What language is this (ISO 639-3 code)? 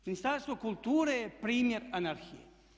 hrv